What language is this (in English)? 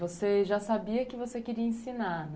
Portuguese